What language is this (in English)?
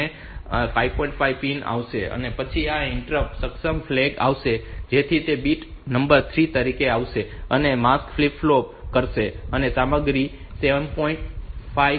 Gujarati